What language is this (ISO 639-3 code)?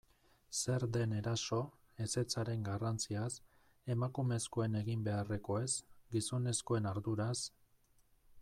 eus